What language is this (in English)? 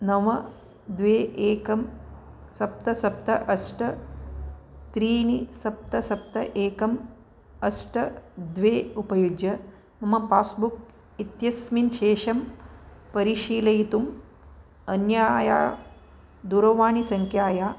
Sanskrit